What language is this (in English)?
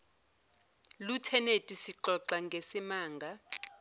Zulu